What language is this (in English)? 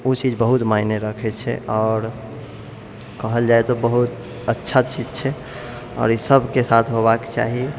Maithili